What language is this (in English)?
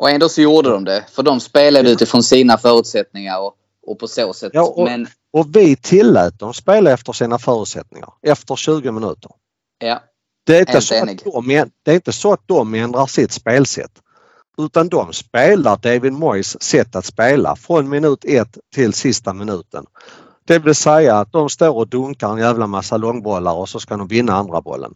Swedish